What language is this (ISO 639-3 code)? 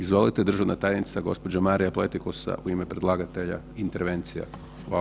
hrv